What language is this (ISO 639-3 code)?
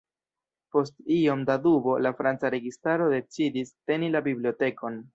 epo